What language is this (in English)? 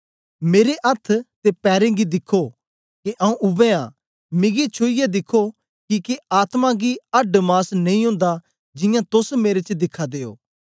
Dogri